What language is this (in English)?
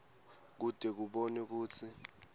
Swati